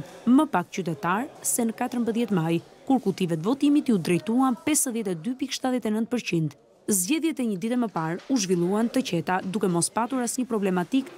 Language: Romanian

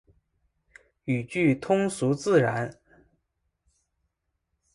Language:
Chinese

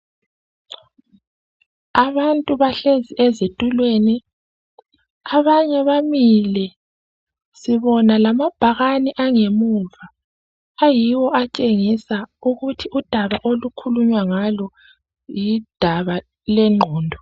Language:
North Ndebele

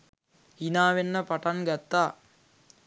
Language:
Sinhala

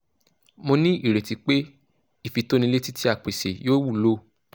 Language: Yoruba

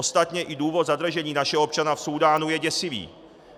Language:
Czech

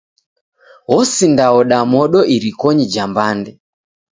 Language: Taita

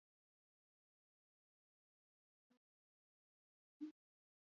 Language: Basque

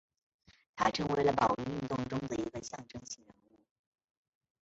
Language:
Chinese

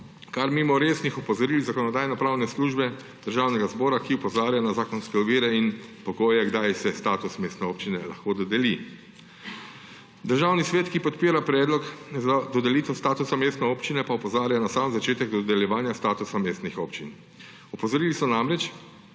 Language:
Slovenian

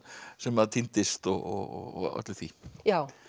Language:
Icelandic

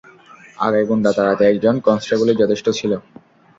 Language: Bangla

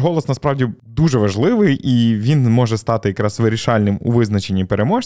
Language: Ukrainian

